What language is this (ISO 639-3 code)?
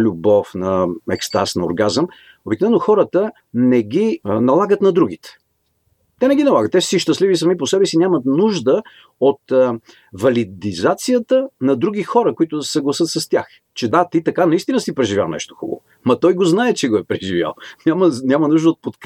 bul